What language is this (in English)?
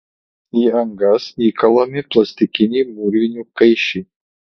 Lithuanian